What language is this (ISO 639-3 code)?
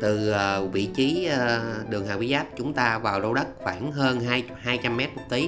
vie